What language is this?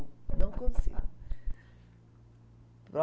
Portuguese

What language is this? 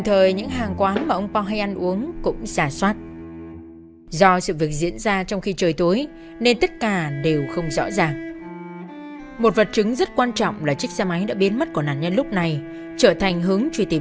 Vietnamese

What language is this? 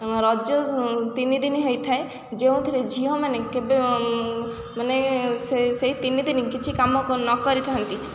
Odia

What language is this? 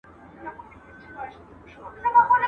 Pashto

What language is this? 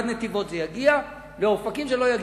Hebrew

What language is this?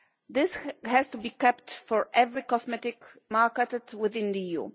English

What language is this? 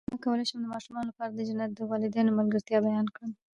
Pashto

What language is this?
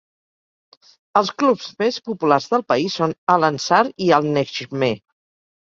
Catalan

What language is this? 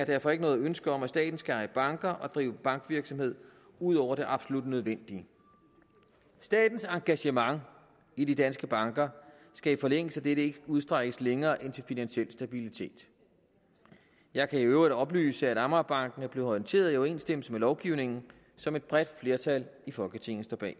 Danish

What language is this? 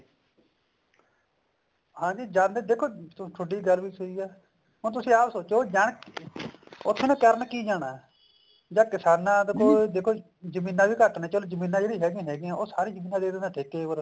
Punjabi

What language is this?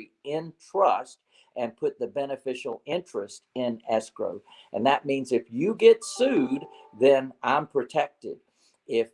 English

